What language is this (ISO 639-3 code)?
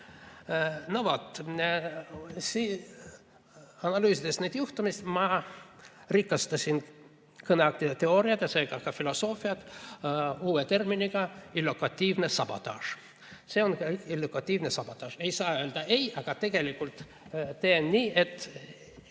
est